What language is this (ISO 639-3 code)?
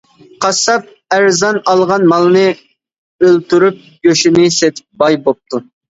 uig